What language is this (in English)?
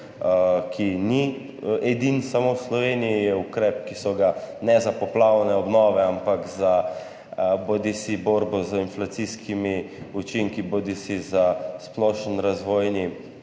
Slovenian